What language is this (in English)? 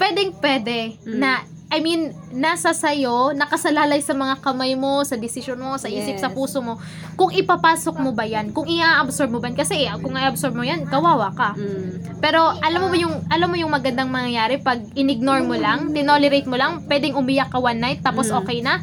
Filipino